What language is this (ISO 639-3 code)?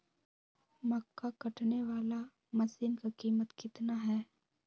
mag